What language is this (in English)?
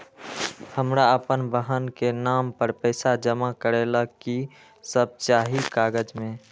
Magahi